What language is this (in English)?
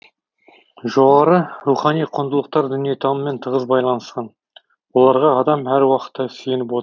Kazakh